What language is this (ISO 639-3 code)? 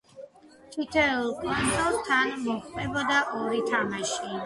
kat